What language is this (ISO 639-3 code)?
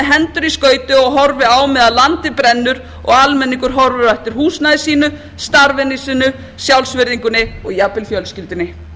isl